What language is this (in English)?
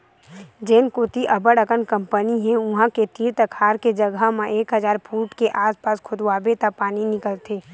Chhattisgarhi